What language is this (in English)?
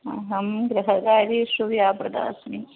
Sanskrit